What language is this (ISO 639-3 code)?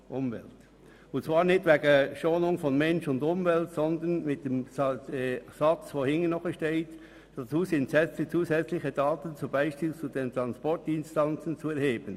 gsw